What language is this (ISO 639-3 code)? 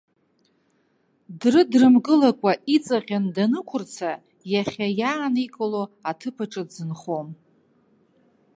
abk